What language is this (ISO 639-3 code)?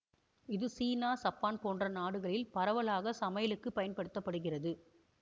tam